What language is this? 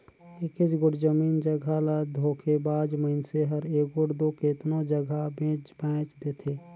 Chhattisgarhi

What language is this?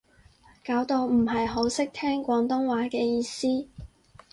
Cantonese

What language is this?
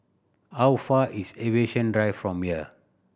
English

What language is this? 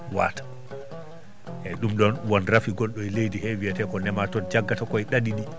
Fula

